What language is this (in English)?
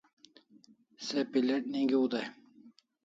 Kalasha